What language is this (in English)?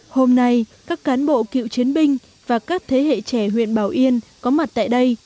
Vietnamese